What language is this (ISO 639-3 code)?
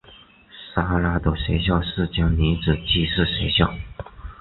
zho